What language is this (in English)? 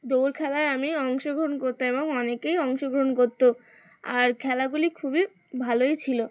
Bangla